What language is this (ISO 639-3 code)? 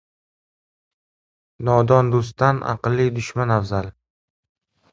uzb